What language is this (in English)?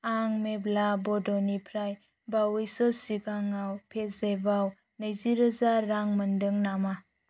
Bodo